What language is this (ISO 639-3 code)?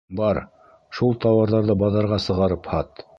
bak